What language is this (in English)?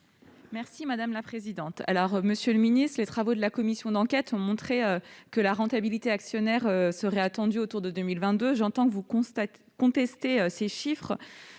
French